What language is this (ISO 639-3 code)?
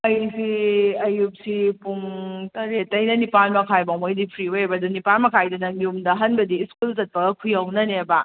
mni